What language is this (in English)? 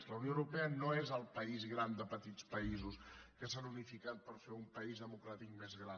Catalan